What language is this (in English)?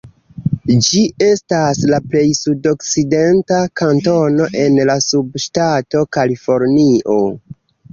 Esperanto